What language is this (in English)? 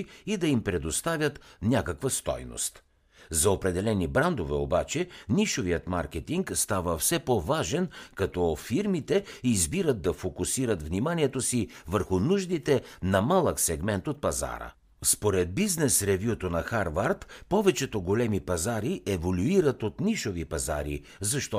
Bulgarian